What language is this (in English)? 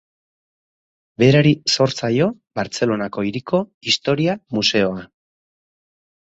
Basque